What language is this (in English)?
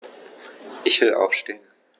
German